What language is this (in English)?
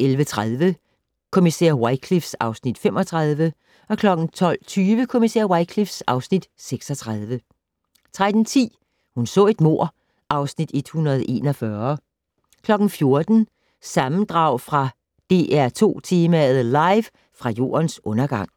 Danish